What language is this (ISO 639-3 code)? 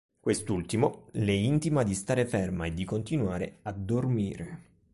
ita